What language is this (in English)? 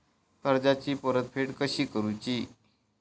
Marathi